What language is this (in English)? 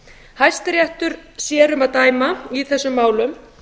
Icelandic